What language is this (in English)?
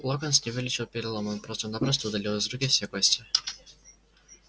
Russian